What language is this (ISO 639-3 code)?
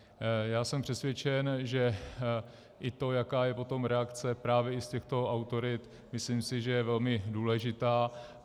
ces